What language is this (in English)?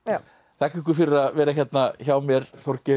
Icelandic